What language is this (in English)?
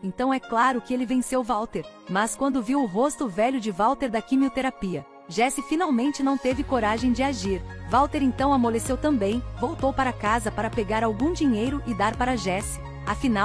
Portuguese